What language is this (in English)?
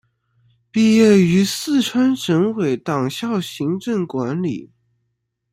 Chinese